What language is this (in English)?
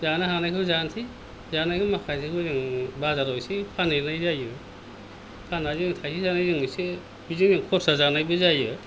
Bodo